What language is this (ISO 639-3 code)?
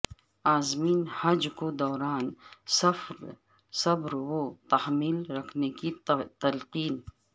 urd